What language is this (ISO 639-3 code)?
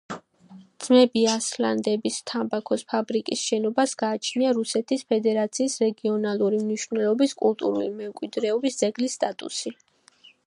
kat